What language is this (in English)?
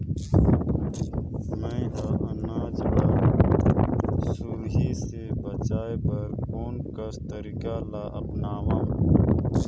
Chhattisgarhi